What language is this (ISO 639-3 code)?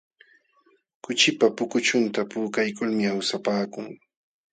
qxw